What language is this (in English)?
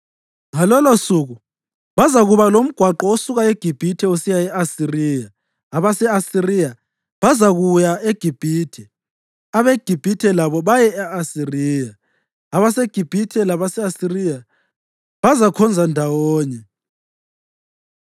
North Ndebele